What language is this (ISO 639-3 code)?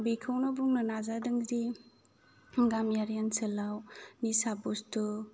brx